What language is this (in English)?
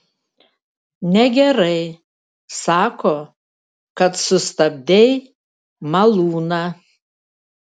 Lithuanian